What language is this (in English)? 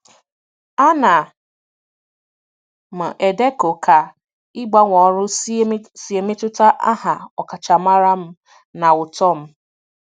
Igbo